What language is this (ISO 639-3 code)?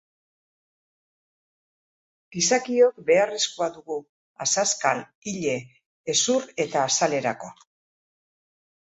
eus